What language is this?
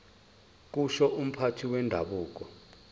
Zulu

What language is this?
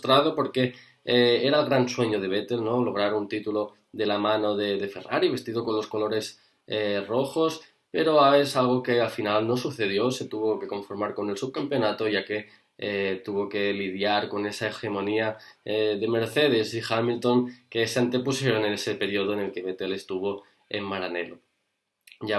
Spanish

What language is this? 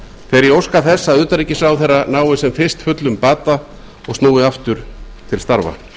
Icelandic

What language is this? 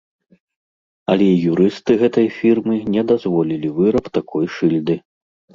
Belarusian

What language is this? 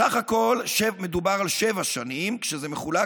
Hebrew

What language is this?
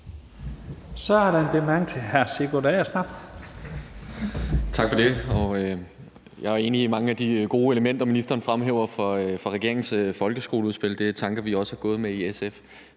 Danish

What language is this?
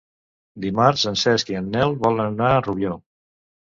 Catalan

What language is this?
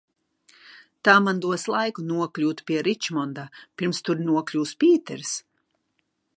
Latvian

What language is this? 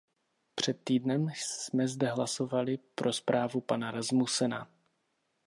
Czech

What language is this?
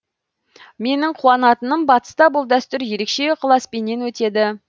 Kazakh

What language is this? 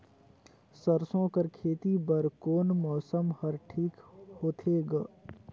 Chhattisgarhi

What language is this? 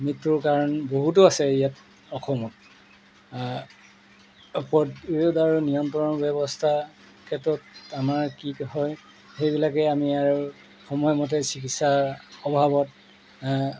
Assamese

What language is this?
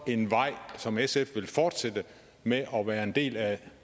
Danish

